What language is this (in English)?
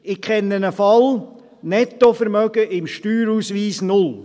Swiss German